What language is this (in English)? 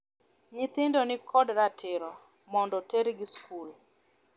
Luo (Kenya and Tanzania)